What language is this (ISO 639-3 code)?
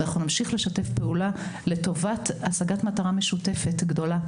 heb